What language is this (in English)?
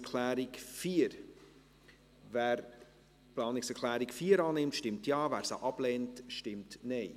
Swiss German